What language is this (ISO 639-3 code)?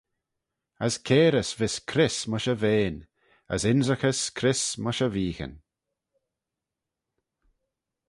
glv